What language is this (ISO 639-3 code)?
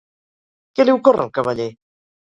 cat